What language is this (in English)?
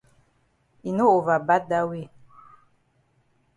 Cameroon Pidgin